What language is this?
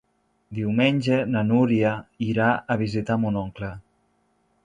Catalan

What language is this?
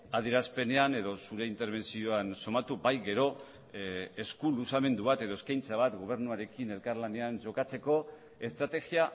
Basque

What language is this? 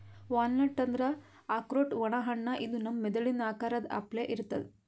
Kannada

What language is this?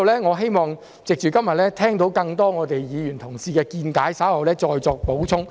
Cantonese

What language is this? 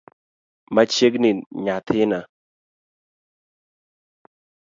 Luo (Kenya and Tanzania)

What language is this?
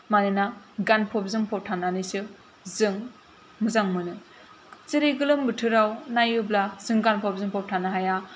Bodo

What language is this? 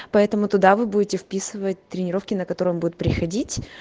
Russian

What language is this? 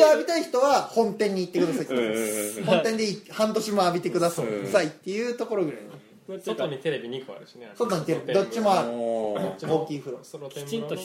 Japanese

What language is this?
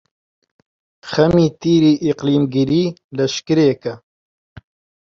Central Kurdish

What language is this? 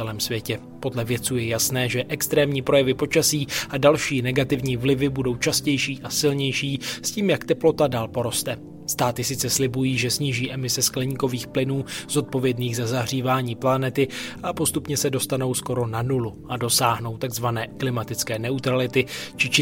Czech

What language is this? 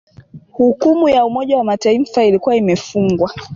Swahili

